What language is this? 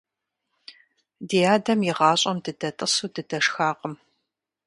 Kabardian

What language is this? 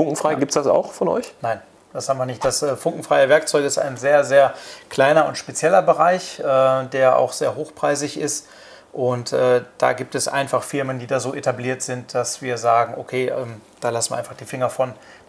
German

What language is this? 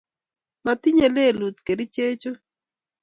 Kalenjin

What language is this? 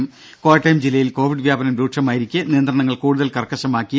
Malayalam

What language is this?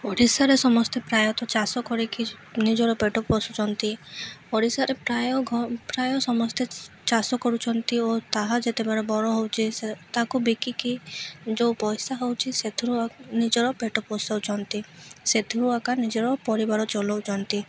Odia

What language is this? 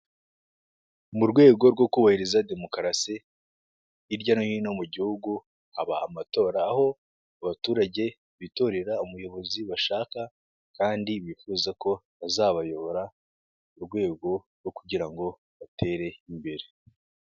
Kinyarwanda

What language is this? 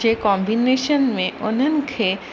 Sindhi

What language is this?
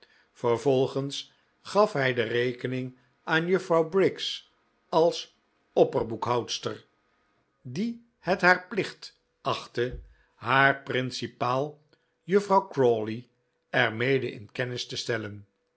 Dutch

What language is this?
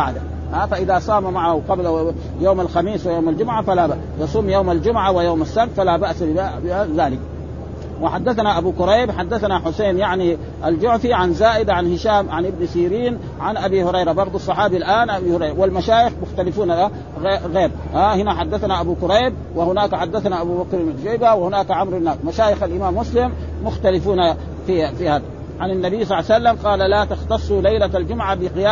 Arabic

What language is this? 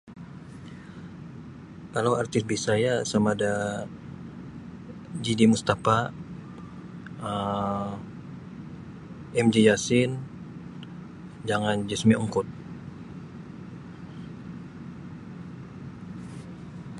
Sabah Bisaya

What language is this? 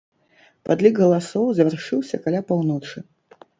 Belarusian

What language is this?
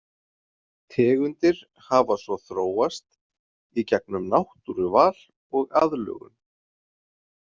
Icelandic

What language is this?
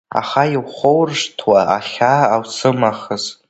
Abkhazian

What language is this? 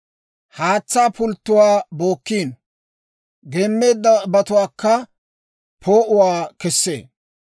Dawro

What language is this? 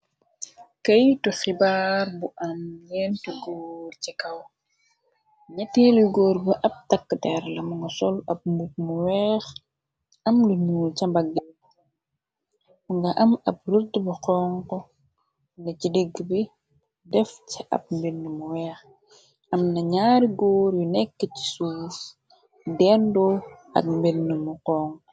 Wolof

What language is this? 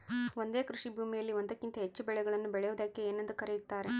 Kannada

